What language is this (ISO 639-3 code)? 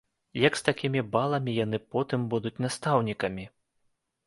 bel